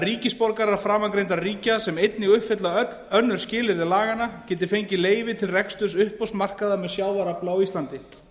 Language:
Icelandic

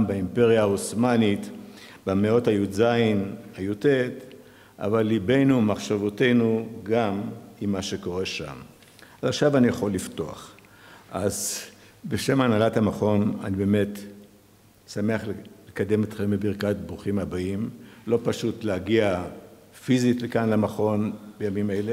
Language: Hebrew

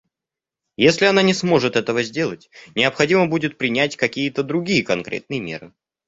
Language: Russian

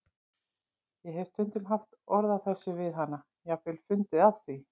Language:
Icelandic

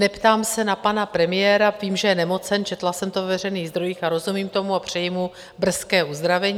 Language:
Czech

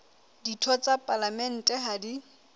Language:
Southern Sotho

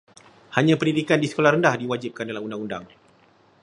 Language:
Malay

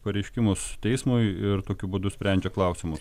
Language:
Lithuanian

